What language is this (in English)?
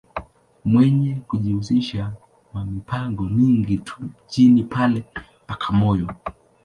Swahili